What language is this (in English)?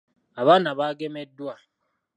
Ganda